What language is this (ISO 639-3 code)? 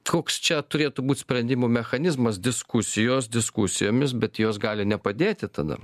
lit